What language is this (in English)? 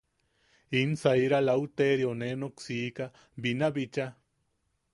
Yaqui